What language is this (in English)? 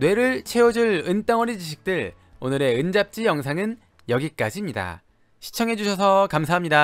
Korean